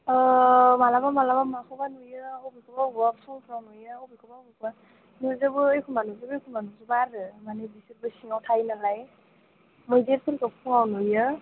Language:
Bodo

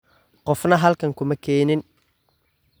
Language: Somali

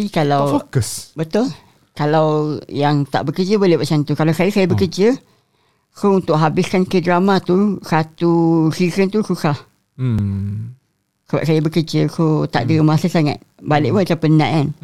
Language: Malay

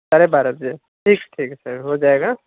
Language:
Urdu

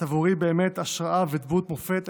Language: Hebrew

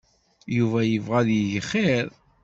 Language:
Kabyle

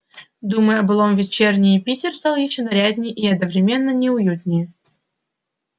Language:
Russian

